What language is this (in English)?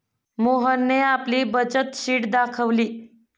Marathi